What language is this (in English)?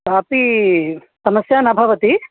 Sanskrit